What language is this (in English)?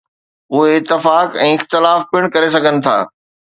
Sindhi